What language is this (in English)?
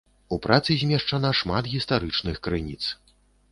Belarusian